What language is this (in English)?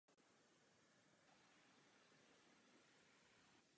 Czech